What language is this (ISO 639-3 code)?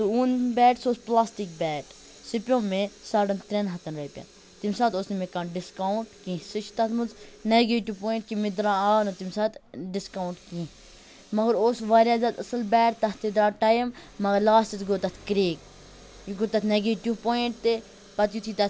kas